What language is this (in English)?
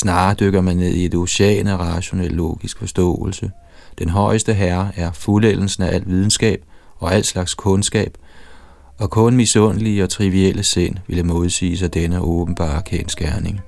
Danish